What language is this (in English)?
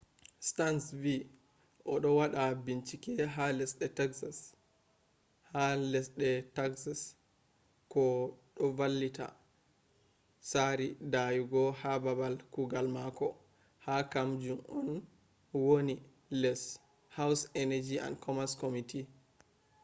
Fula